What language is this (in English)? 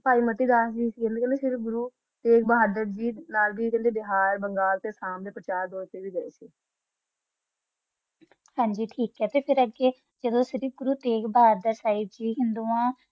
Punjabi